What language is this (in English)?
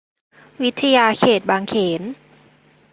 Thai